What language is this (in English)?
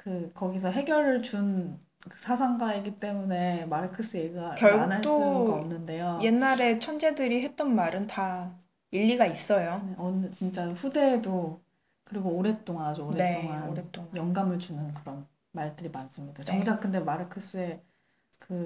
Korean